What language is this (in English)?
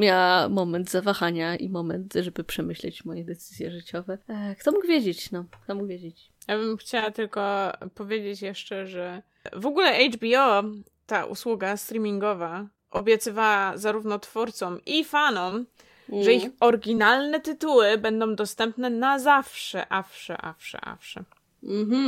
Polish